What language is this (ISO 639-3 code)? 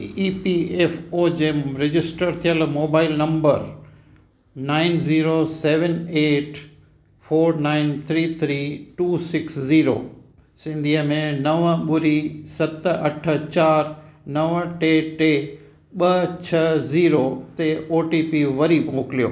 snd